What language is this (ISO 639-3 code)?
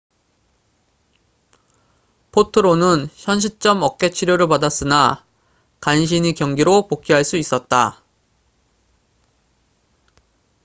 kor